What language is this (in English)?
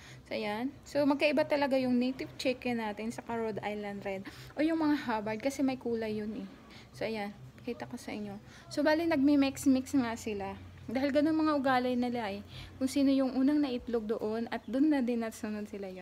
Filipino